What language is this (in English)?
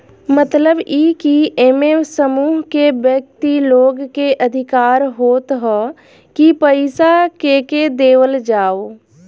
Bhojpuri